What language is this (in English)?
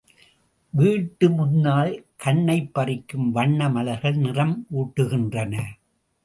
Tamil